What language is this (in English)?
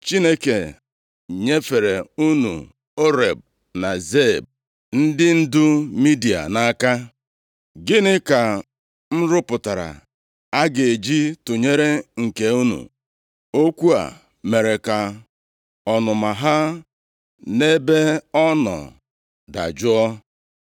Igbo